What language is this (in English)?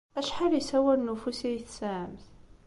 Kabyle